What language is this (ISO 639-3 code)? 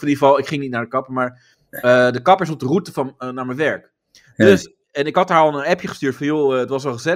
nld